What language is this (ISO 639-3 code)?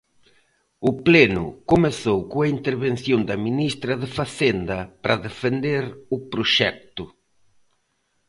glg